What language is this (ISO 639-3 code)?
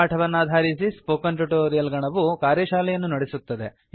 kan